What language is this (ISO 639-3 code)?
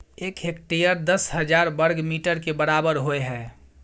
mai